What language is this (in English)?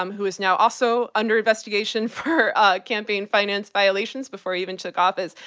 English